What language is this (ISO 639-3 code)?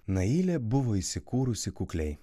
lit